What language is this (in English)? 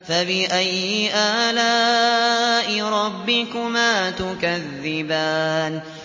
Arabic